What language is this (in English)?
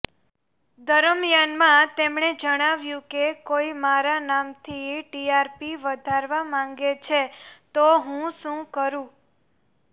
Gujarati